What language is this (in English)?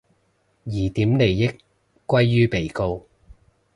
Cantonese